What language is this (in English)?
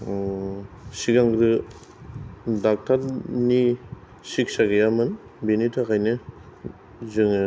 Bodo